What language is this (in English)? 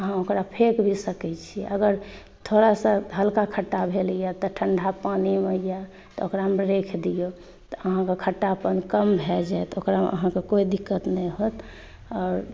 Maithili